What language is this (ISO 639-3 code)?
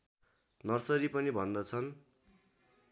nep